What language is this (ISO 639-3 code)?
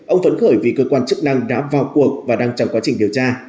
vie